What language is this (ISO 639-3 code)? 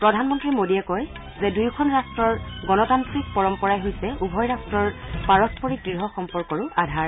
asm